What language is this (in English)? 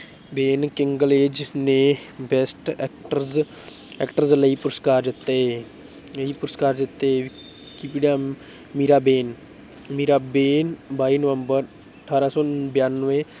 Punjabi